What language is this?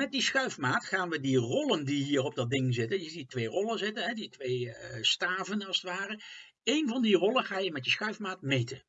Dutch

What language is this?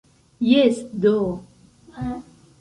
Esperanto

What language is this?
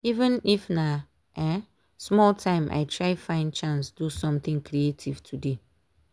Nigerian Pidgin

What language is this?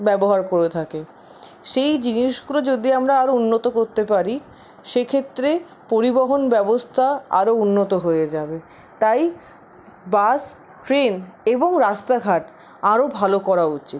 Bangla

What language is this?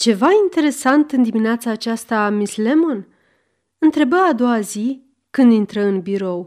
Romanian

